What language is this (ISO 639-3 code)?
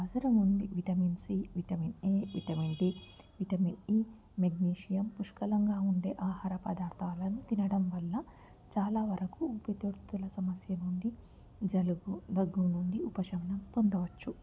tel